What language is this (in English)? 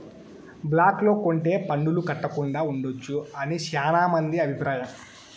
Telugu